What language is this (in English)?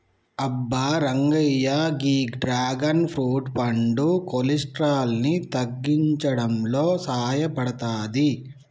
Telugu